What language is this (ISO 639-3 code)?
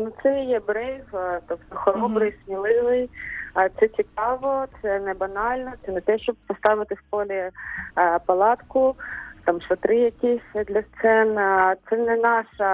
ukr